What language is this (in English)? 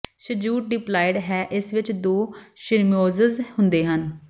Punjabi